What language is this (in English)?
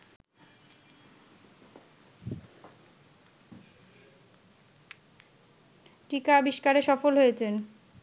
Bangla